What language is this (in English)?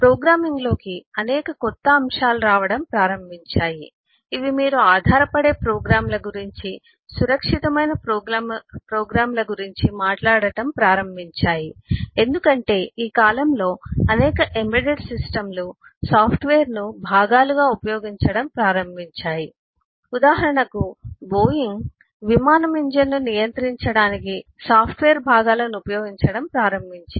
Telugu